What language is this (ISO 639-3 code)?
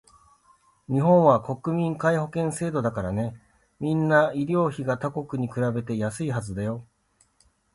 jpn